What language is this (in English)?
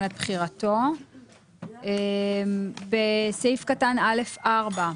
Hebrew